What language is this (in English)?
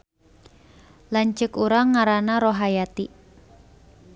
Sundanese